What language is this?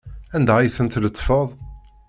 Kabyle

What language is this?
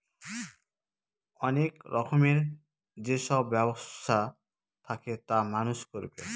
Bangla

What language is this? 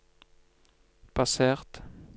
Norwegian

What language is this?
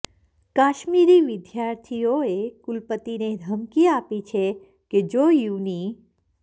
Gujarati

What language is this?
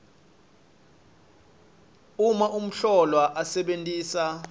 Swati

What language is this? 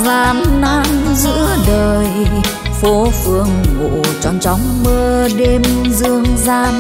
Vietnamese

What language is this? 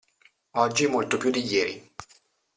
Italian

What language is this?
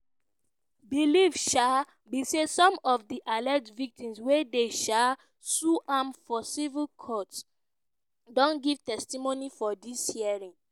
Nigerian Pidgin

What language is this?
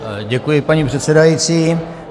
Czech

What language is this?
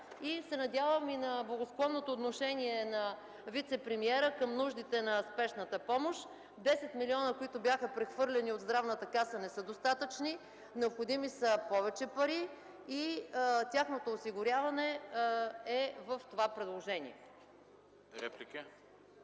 Bulgarian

